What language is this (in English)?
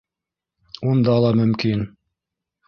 Bashkir